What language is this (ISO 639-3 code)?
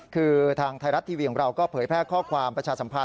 tha